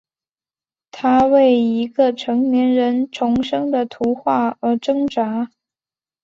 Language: Chinese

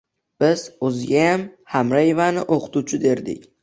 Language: Uzbek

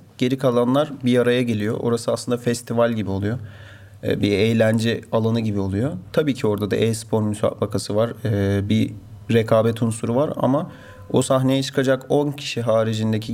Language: Turkish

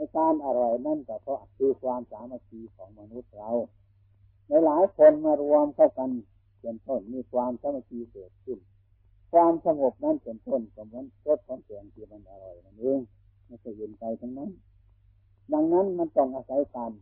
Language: Thai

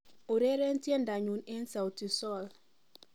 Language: Kalenjin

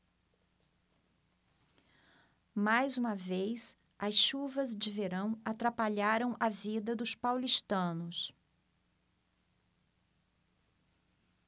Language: Portuguese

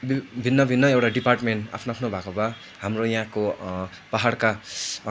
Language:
Nepali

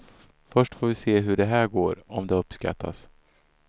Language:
Swedish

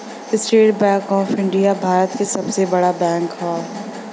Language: Bhojpuri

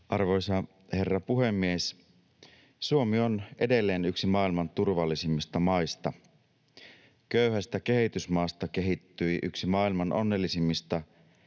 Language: Finnish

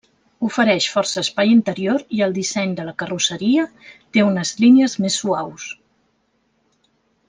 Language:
Catalan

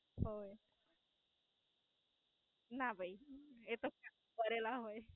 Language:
Gujarati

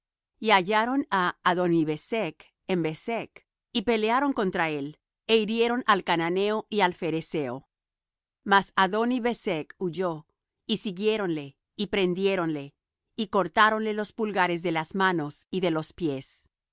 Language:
Spanish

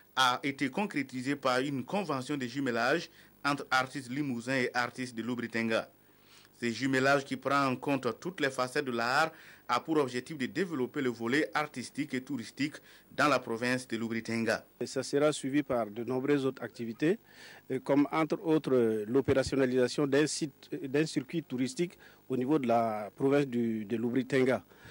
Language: French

